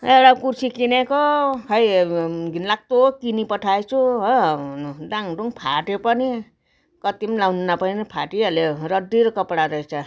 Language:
Nepali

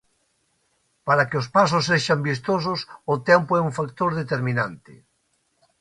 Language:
Galician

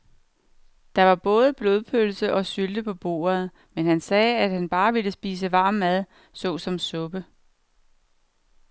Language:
Danish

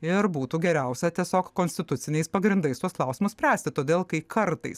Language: Lithuanian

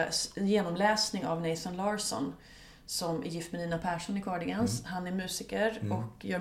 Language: Swedish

